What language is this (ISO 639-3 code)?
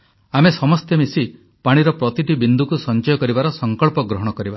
ori